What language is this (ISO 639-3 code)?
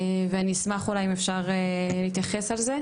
heb